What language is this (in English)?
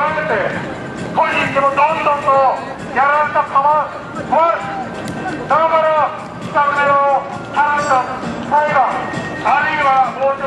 Japanese